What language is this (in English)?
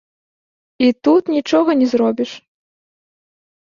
Belarusian